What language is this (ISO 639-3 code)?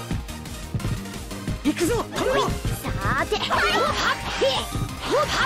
jpn